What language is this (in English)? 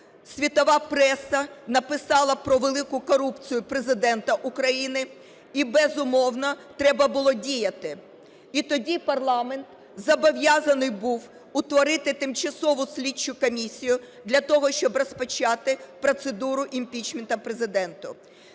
Ukrainian